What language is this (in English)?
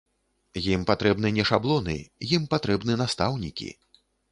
Belarusian